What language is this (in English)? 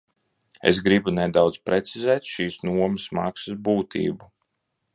Latvian